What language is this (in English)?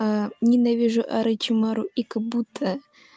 Russian